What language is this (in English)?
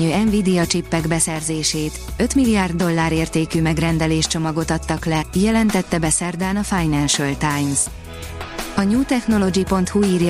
Hungarian